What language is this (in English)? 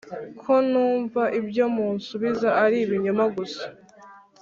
Kinyarwanda